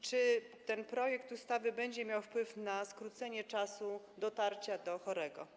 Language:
Polish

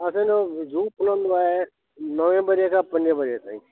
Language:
Sindhi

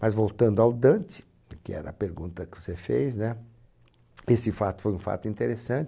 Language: Portuguese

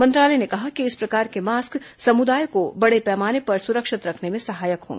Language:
Hindi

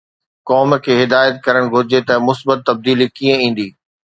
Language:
Sindhi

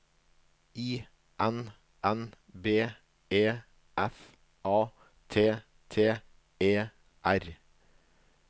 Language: Norwegian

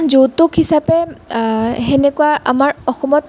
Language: Assamese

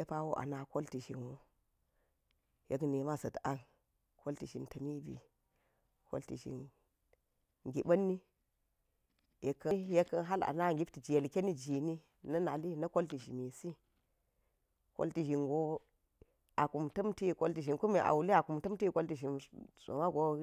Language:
Geji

